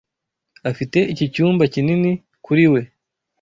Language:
Kinyarwanda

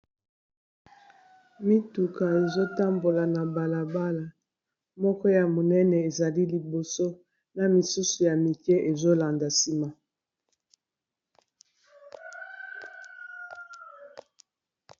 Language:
Lingala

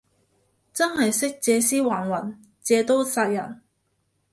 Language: Cantonese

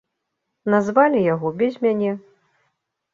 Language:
Belarusian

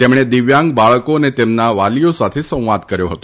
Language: Gujarati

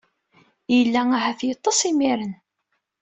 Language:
Kabyle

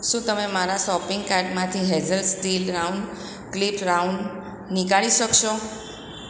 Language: Gujarati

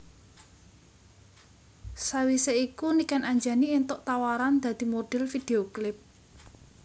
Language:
Javanese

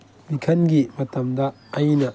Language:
Manipuri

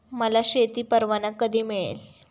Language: Marathi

